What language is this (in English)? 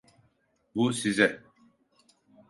Turkish